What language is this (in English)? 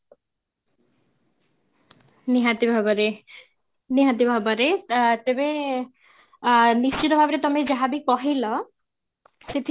Odia